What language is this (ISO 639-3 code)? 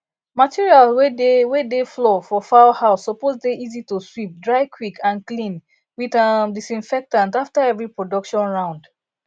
pcm